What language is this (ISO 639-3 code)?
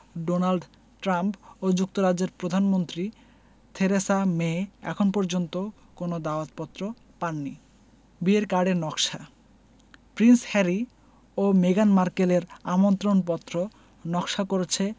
ben